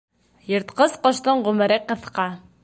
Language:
Bashkir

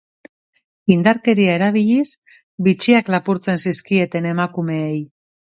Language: Basque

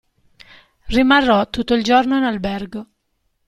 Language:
Italian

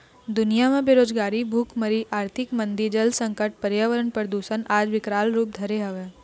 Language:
Chhattisgarhi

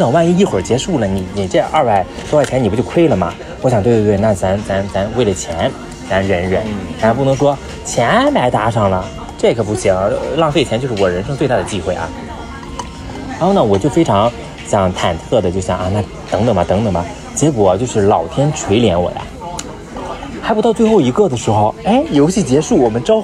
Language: Chinese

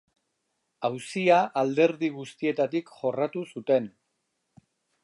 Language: Basque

